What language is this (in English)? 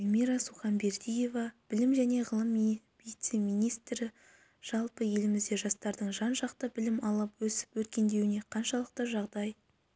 Kazakh